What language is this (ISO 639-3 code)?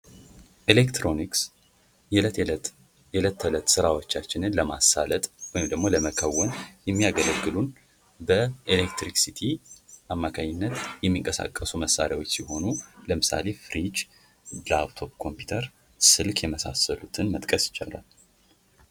amh